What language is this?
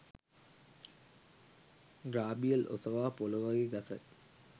Sinhala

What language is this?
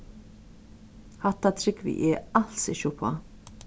Faroese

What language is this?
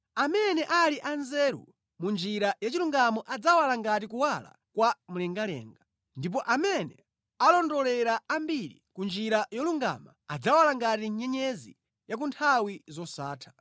Nyanja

